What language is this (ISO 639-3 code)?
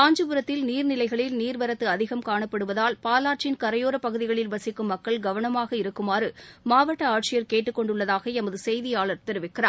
tam